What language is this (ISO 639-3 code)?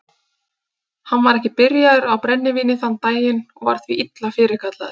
isl